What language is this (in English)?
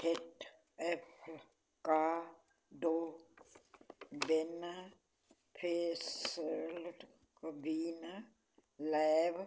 Punjabi